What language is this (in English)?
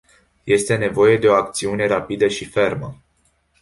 Romanian